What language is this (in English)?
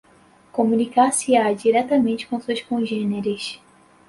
Portuguese